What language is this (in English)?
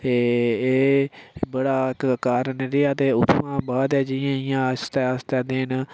Dogri